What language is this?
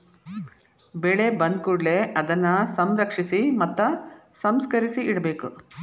Kannada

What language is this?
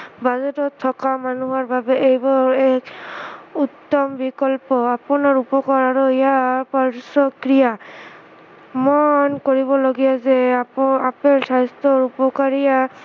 Assamese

